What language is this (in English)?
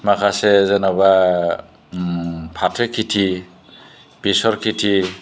Bodo